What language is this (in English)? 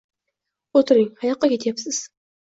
Uzbek